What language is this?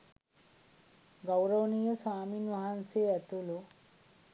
Sinhala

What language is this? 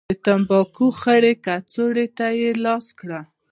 Pashto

